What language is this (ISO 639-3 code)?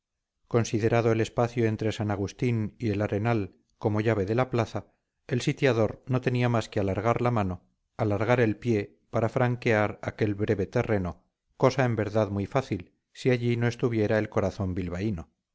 spa